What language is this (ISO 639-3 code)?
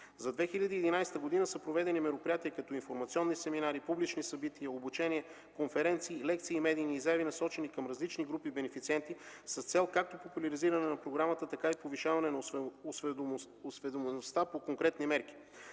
bul